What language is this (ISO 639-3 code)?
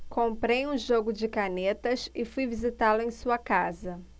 por